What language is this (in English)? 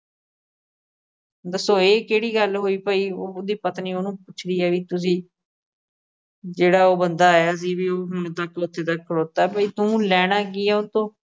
Punjabi